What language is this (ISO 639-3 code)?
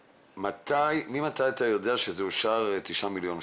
heb